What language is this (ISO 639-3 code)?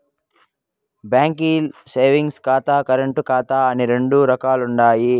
tel